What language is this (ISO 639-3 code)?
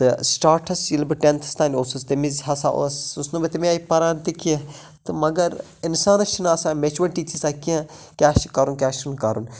kas